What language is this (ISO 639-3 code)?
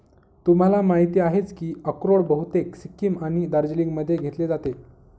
mar